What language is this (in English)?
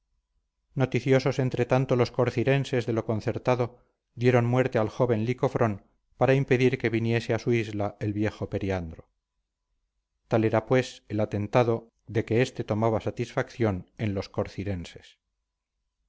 Spanish